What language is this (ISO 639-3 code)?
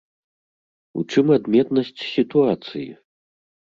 bel